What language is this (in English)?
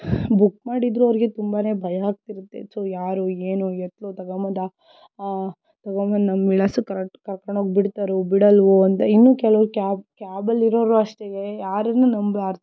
Kannada